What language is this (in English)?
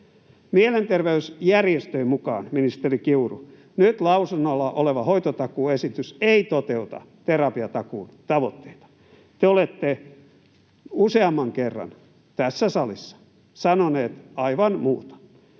Finnish